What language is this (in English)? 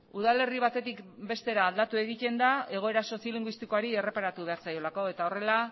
Basque